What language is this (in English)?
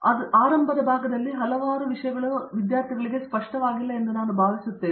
Kannada